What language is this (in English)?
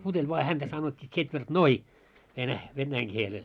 Finnish